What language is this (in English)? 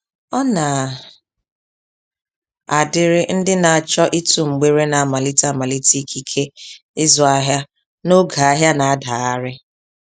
Igbo